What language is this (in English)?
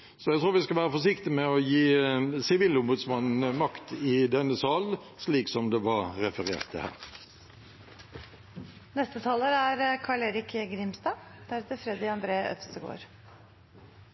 Norwegian Bokmål